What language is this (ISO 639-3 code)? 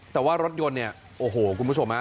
tha